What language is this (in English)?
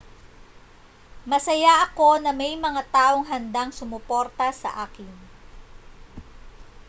Filipino